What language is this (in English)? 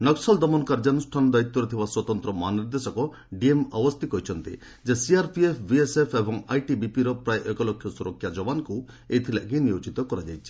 Odia